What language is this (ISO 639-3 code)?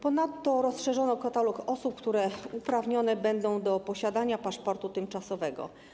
pol